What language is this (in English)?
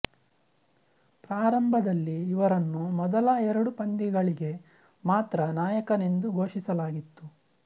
Kannada